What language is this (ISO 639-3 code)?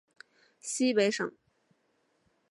zho